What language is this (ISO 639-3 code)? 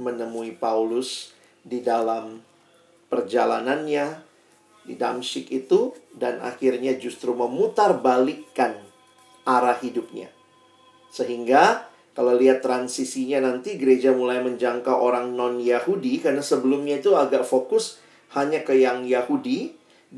ind